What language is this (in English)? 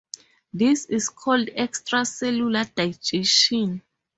English